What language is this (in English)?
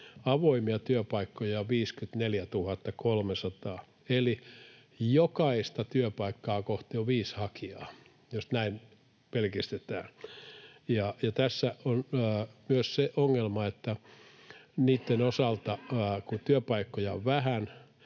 Finnish